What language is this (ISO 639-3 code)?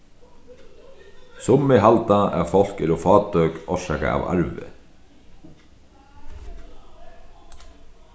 fao